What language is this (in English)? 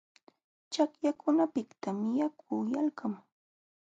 Jauja Wanca Quechua